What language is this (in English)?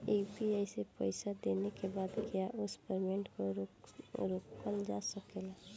Bhojpuri